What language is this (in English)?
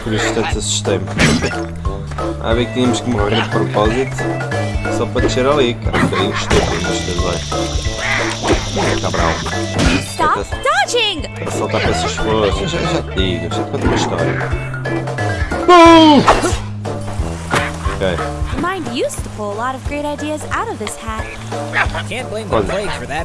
Portuguese